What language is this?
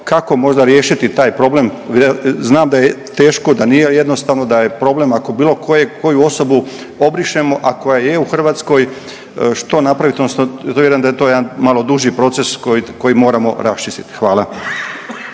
Croatian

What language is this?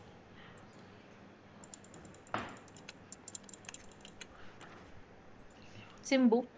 Tamil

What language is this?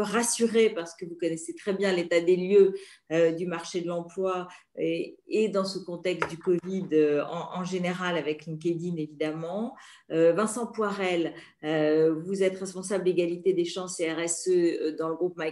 French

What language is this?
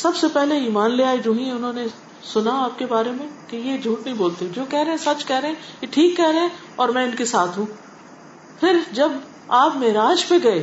Urdu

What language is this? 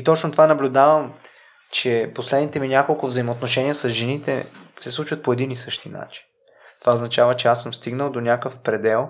Bulgarian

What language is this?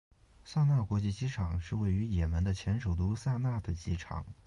Chinese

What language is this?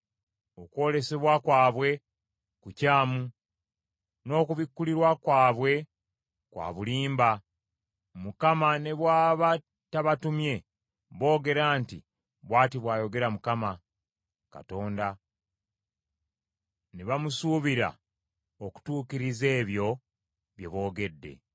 Ganda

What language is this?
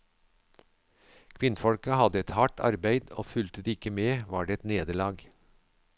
Norwegian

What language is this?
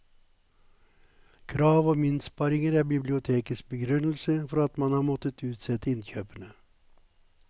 Norwegian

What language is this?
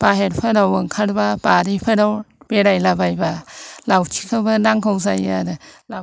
Bodo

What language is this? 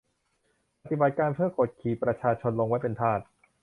Thai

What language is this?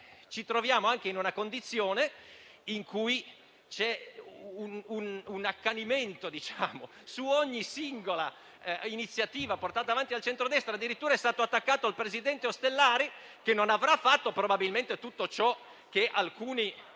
Italian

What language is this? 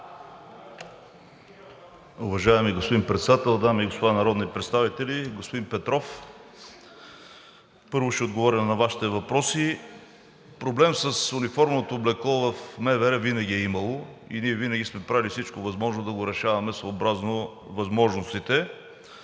Bulgarian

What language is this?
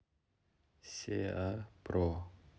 Russian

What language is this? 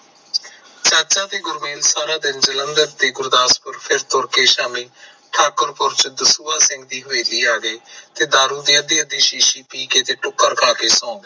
Punjabi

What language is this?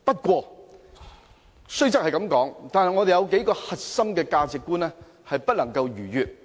Cantonese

